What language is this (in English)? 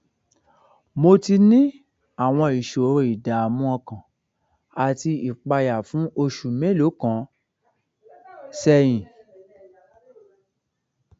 Yoruba